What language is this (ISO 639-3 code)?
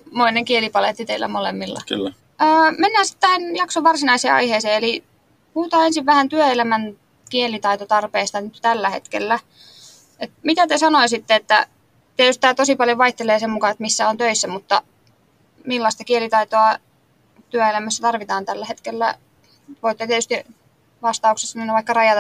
fin